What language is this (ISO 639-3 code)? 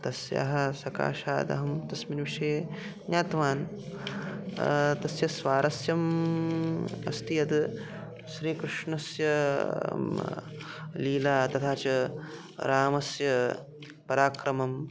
san